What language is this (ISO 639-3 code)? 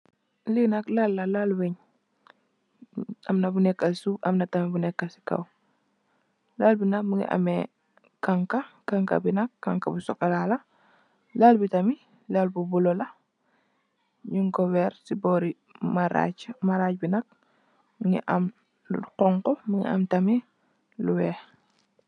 wol